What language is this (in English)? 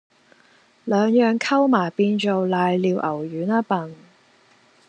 Cantonese